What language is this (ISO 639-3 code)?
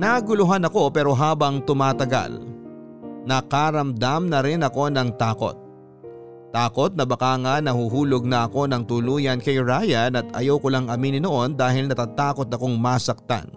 fil